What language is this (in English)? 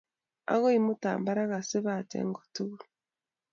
Kalenjin